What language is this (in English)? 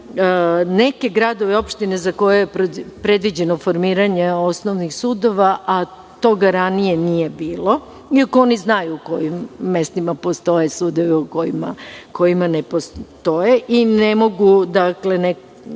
Serbian